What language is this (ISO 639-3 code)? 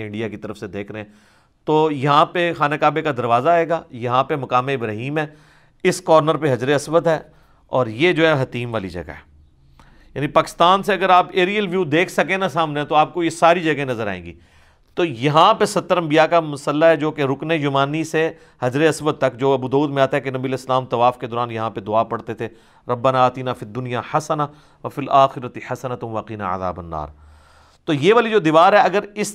urd